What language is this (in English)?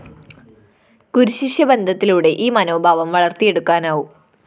Malayalam